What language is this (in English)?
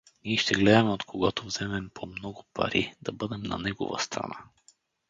Bulgarian